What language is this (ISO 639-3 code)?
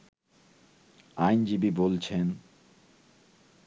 ben